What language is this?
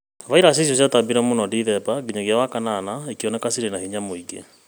Kikuyu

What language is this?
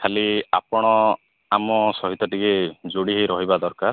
Odia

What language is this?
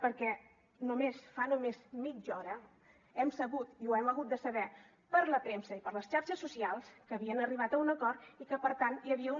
Catalan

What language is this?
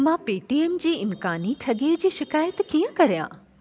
Sindhi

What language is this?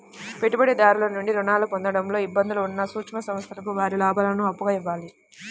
Telugu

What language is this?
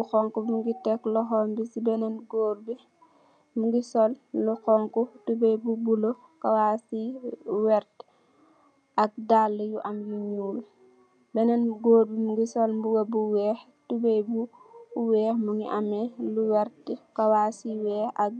Wolof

